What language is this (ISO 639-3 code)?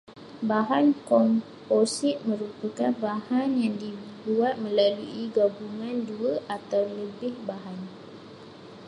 msa